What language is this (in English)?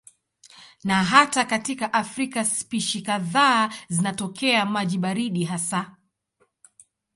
Swahili